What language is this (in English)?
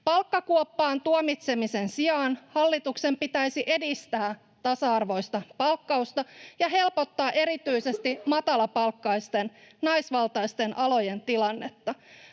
Finnish